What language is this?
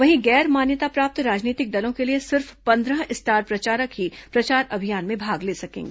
Hindi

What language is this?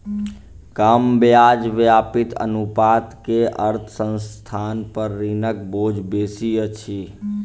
Maithili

